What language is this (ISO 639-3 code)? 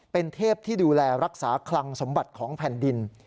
tha